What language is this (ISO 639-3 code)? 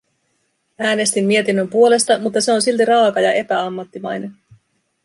fin